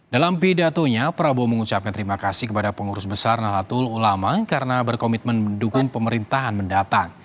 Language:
Indonesian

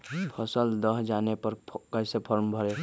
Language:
Magahi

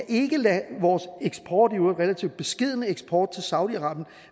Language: Danish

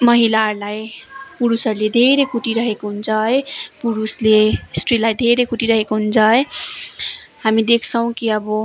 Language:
Nepali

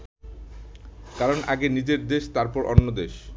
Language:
Bangla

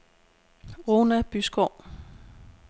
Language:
Danish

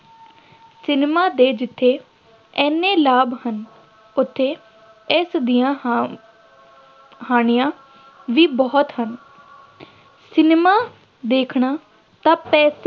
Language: Punjabi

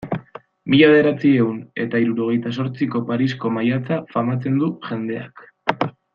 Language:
Basque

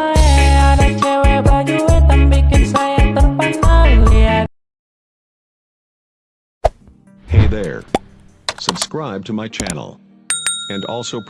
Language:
Indonesian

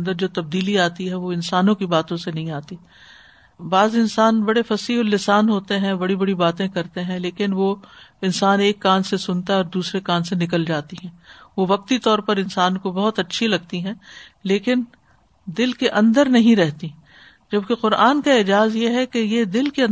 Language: Urdu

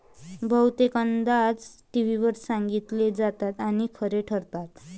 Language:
Marathi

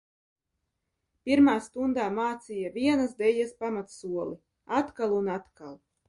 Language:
Latvian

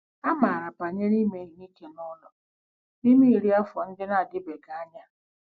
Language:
Igbo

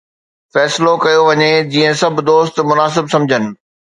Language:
Sindhi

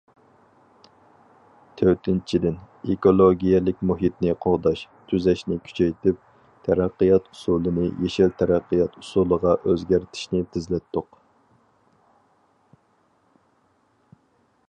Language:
Uyghur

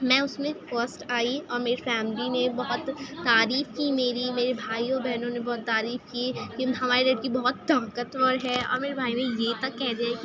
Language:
Urdu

